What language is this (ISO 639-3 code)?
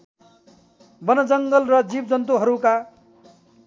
nep